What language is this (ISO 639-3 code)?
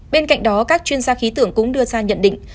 vie